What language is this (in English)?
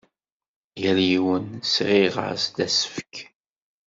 Kabyle